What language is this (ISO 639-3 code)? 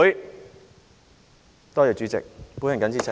yue